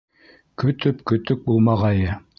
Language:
Bashkir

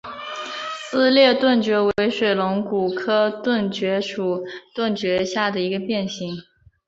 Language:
Chinese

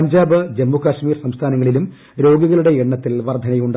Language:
Malayalam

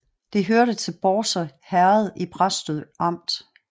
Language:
Danish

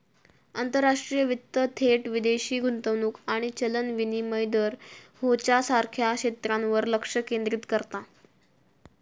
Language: Marathi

